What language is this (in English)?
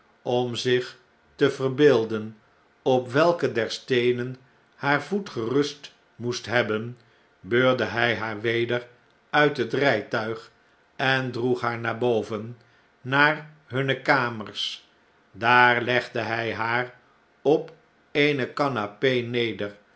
Dutch